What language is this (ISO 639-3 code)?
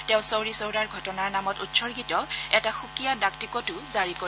asm